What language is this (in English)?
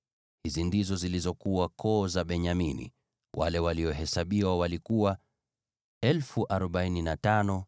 Swahili